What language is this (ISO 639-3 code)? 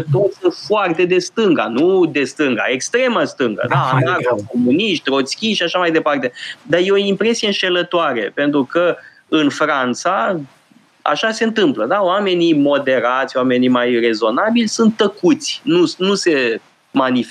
ron